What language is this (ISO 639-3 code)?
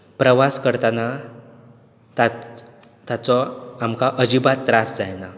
kok